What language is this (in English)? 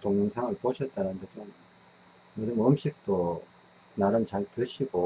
Korean